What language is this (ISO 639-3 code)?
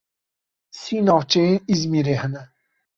kur